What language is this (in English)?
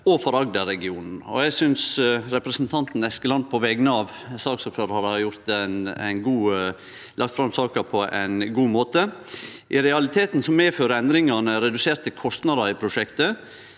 Norwegian